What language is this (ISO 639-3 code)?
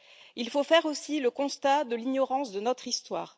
fra